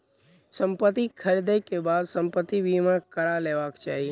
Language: Maithili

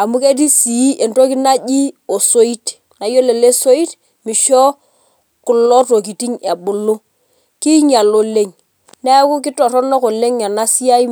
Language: Masai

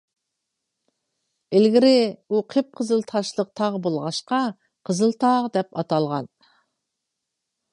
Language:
Uyghur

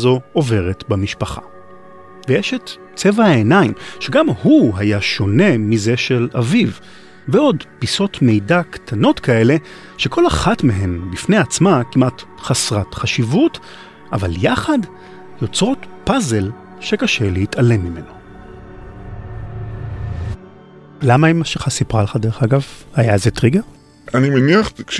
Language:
Hebrew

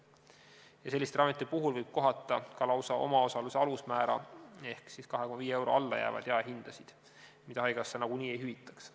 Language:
Estonian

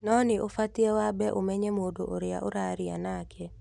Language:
Kikuyu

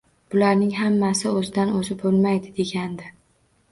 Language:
Uzbek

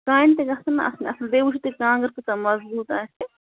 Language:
Kashmiri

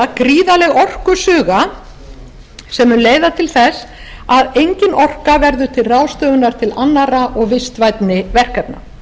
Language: Icelandic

